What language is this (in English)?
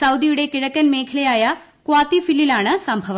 Malayalam